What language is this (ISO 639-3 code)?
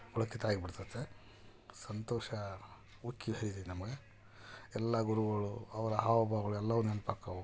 kan